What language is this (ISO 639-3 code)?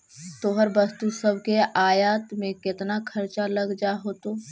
mag